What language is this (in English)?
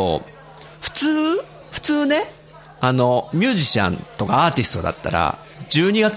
Japanese